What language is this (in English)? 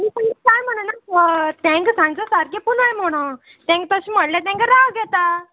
Konkani